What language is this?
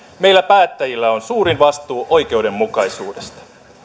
Finnish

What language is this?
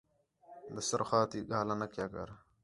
Khetrani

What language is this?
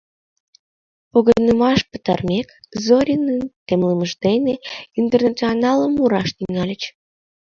Mari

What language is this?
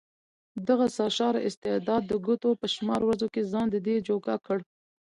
Pashto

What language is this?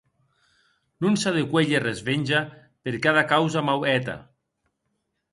Occitan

